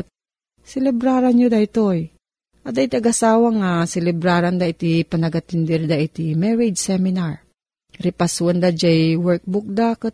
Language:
Filipino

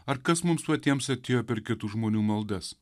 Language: Lithuanian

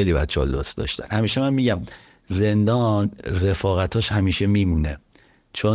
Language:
Persian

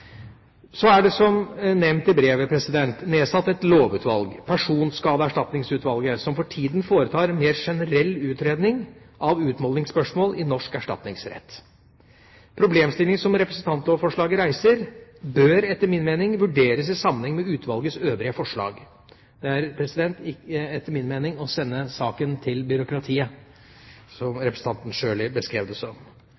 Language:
Norwegian Bokmål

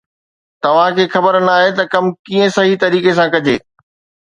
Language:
Sindhi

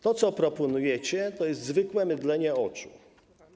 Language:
Polish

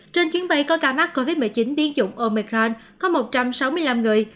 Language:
Vietnamese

